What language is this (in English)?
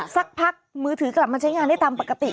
Thai